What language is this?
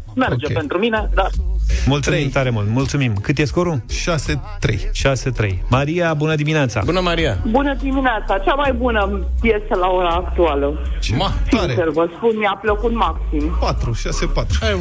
Romanian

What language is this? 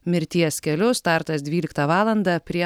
Lithuanian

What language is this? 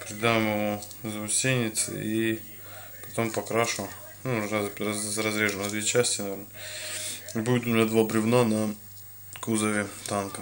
Russian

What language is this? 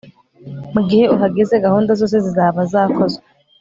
Kinyarwanda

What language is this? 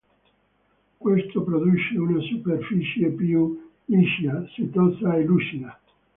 Italian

